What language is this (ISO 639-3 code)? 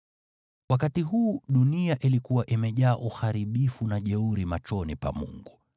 swa